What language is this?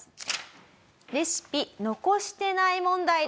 Japanese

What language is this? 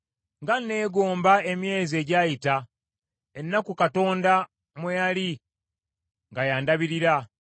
Ganda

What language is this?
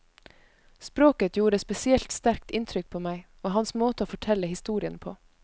Norwegian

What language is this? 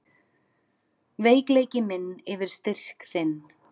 Icelandic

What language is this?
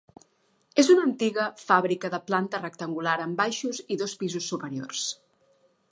Catalan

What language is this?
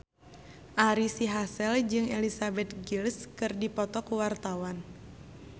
Sundanese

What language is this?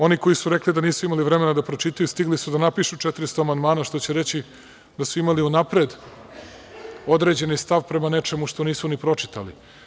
Serbian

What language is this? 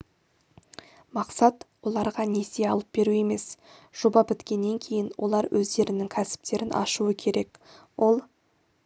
Kazakh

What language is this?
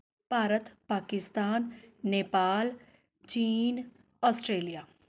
Punjabi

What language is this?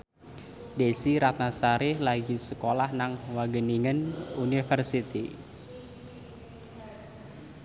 Javanese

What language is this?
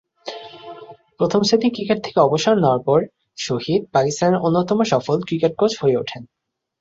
Bangla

